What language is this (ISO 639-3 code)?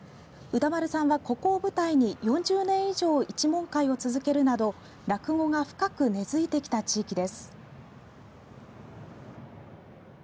jpn